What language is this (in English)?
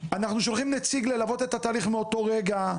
Hebrew